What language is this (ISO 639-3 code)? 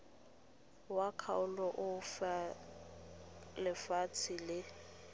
tsn